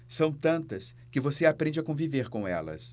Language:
Portuguese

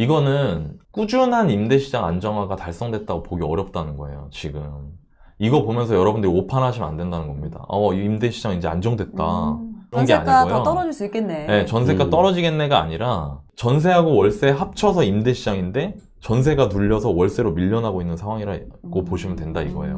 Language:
Korean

